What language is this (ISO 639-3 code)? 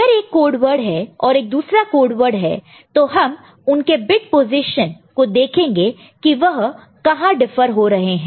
hin